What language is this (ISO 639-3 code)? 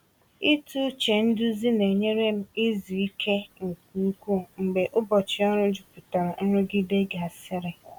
ibo